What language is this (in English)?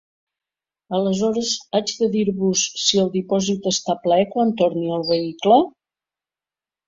Catalan